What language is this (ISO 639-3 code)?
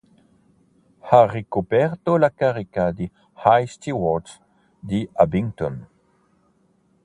ita